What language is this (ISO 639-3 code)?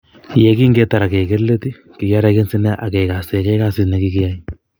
kln